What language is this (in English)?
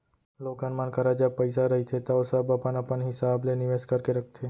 Chhattisgarhi